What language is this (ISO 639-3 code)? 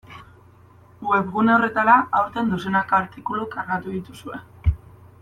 eus